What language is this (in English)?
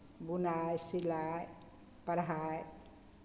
Maithili